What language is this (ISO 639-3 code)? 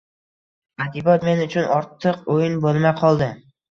uzb